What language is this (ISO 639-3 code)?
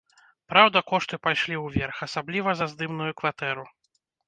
bel